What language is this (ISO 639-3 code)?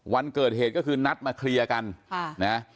tha